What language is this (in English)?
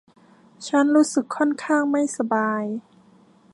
Thai